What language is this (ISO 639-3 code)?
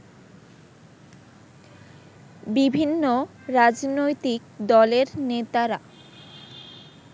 ben